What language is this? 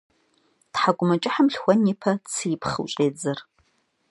Kabardian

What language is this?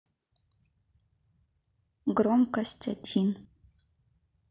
Russian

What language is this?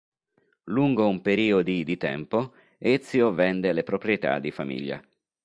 Italian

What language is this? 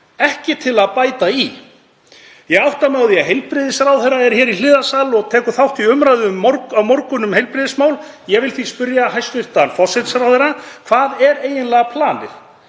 Icelandic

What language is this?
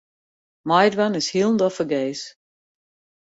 Western Frisian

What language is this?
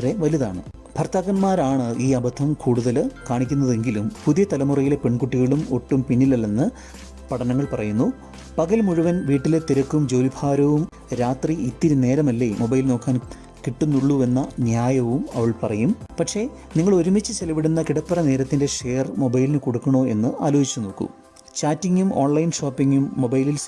Malayalam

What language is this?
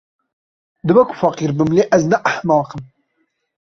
Kurdish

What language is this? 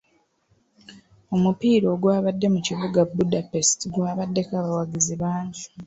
Ganda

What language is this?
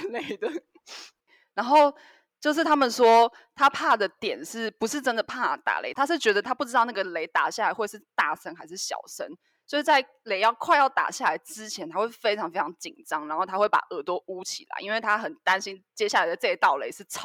Chinese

